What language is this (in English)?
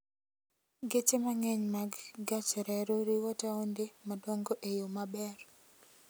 Luo (Kenya and Tanzania)